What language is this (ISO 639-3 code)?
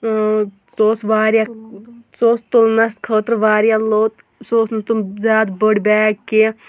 kas